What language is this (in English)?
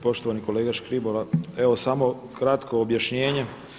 Croatian